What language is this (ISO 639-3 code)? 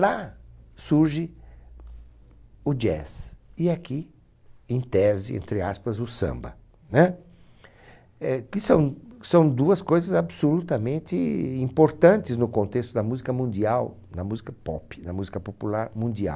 por